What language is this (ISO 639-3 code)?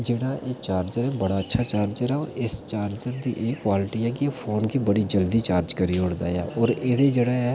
doi